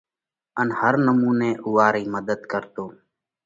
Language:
Parkari Koli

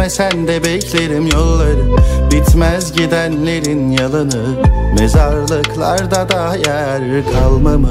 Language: Turkish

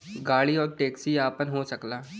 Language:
Bhojpuri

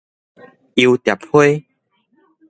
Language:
Min Nan Chinese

